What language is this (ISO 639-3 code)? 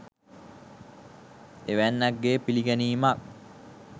sin